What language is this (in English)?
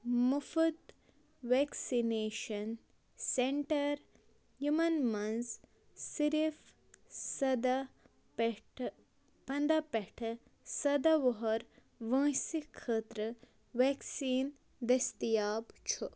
Kashmiri